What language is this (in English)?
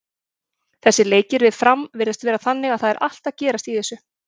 Icelandic